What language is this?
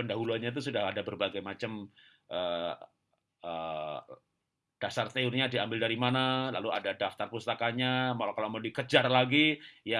Indonesian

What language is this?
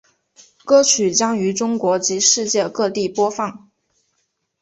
Chinese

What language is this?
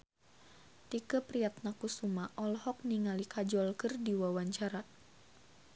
Sundanese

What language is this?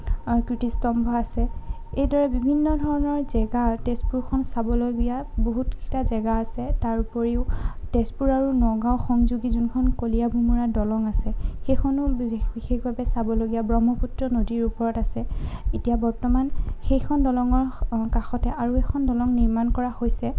Assamese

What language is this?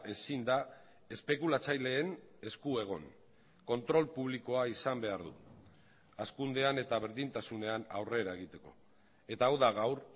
Basque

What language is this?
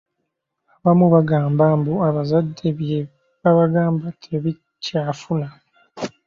Ganda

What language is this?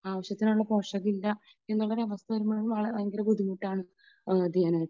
Malayalam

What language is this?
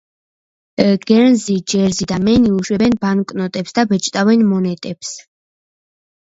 Georgian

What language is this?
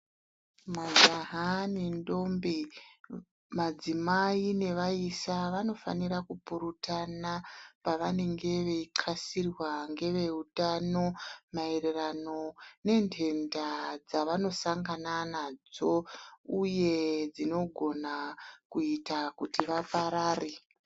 Ndau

